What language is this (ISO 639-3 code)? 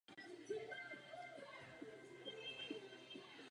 ces